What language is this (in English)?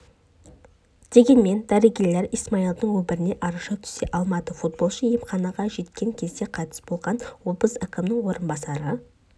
Kazakh